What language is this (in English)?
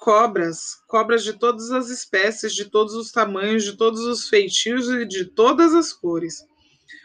Portuguese